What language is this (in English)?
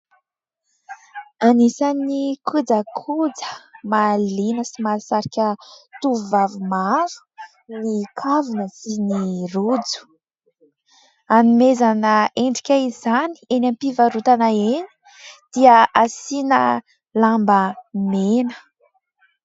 Malagasy